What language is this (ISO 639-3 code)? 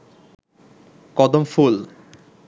ben